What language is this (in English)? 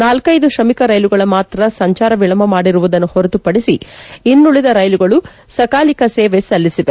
Kannada